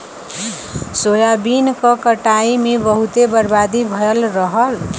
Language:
Bhojpuri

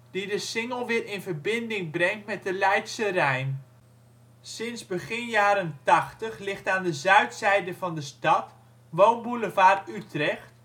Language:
Dutch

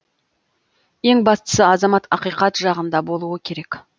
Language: Kazakh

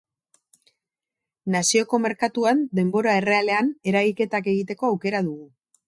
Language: Basque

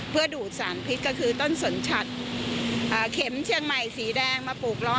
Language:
Thai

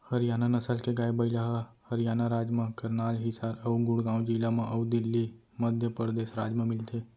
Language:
Chhattisgarhi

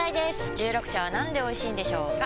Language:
Japanese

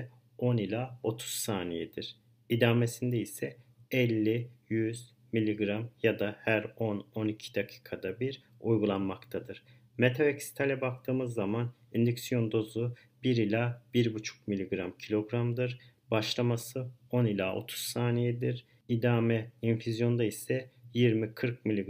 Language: Turkish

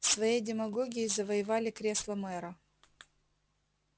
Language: Russian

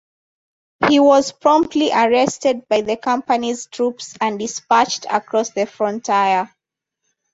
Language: English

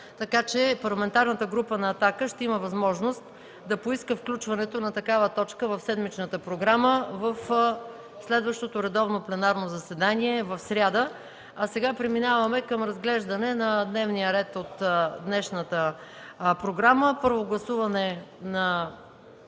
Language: Bulgarian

